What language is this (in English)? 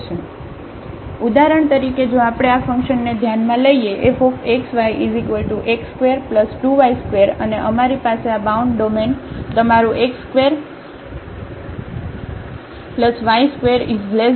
Gujarati